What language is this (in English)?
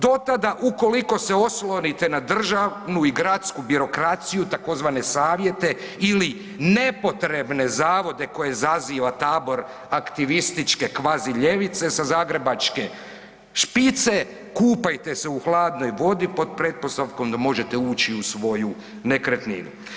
Croatian